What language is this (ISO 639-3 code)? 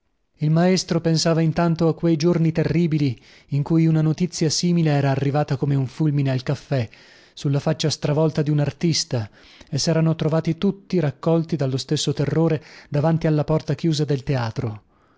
ita